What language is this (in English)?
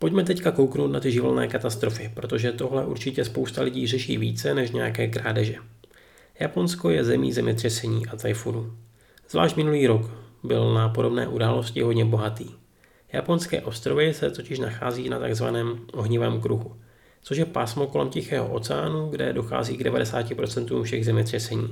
Czech